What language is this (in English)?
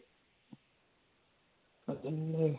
Malayalam